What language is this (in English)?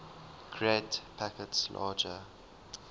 English